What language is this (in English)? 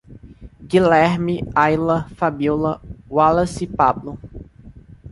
Portuguese